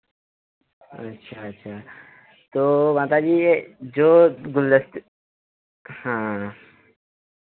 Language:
Hindi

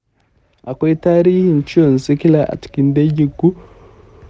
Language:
Hausa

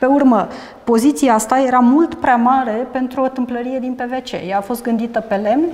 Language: Romanian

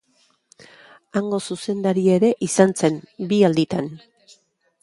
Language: Basque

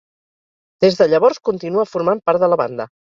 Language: Catalan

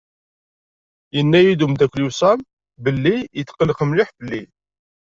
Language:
Kabyle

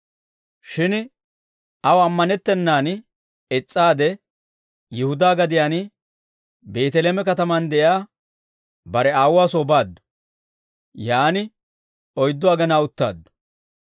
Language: Dawro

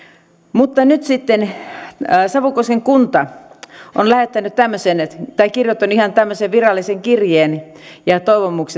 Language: Finnish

